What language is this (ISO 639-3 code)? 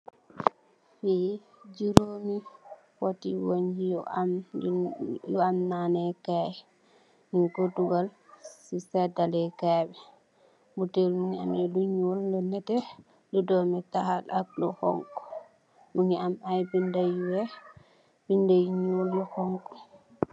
wol